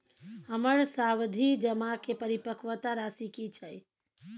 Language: Maithili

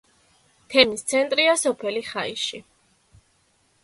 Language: Georgian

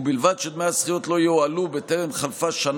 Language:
Hebrew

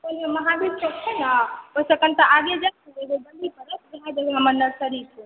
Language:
Maithili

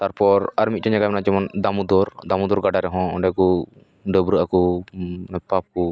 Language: Santali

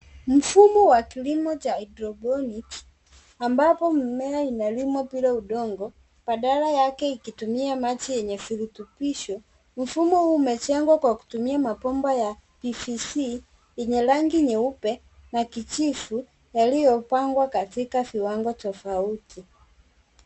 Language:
Swahili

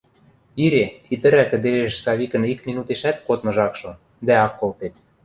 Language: Western Mari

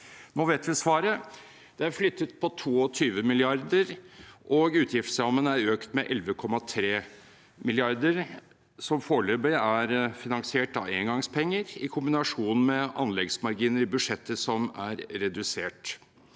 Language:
Norwegian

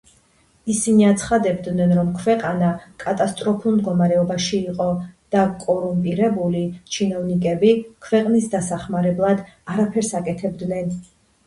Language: Georgian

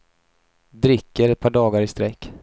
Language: Swedish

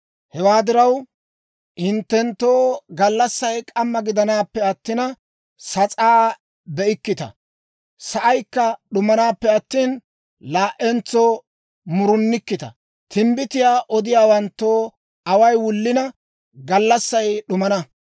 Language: Dawro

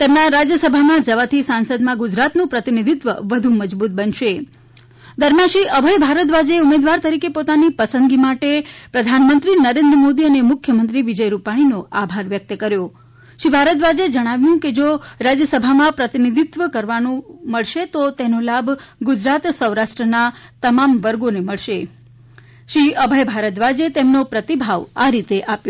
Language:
Gujarati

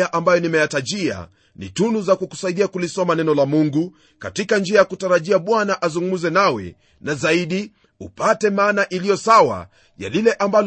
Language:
Swahili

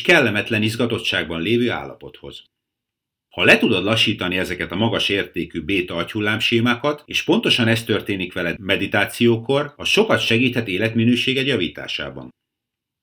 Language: Hungarian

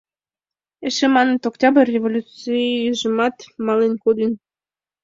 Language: Mari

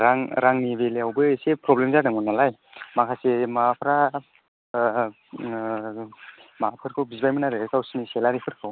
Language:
Bodo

